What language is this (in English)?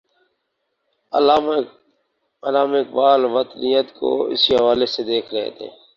Urdu